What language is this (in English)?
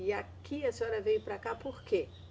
Portuguese